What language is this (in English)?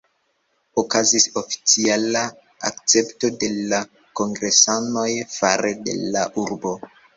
Esperanto